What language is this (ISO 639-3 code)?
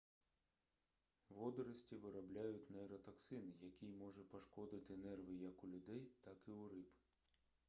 ukr